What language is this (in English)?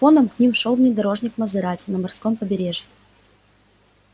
Russian